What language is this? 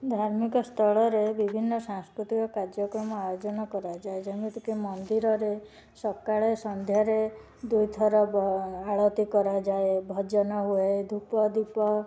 Odia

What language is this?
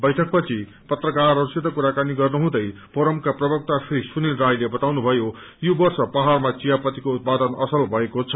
Nepali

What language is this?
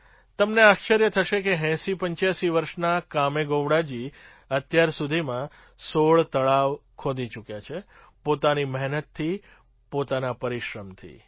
Gujarati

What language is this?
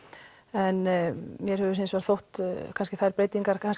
Icelandic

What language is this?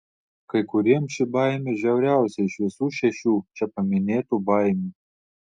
Lithuanian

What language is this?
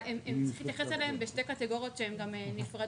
Hebrew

